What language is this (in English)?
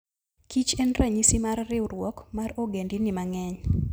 Luo (Kenya and Tanzania)